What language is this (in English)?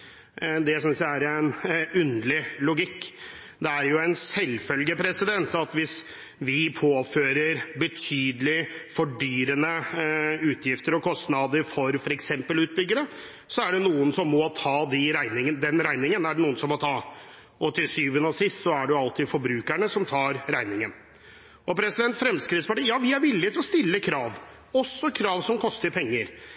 Norwegian Bokmål